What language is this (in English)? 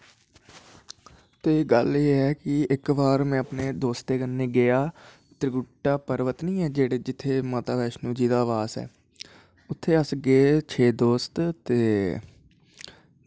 Dogri